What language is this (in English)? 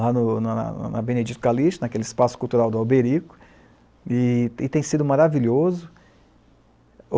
Portuguese